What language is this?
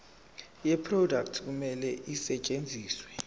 Zulu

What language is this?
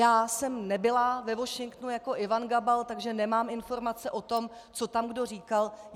Czech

